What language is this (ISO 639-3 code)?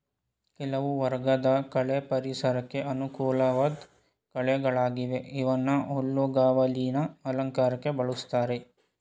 kan